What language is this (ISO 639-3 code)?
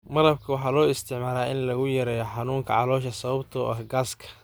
som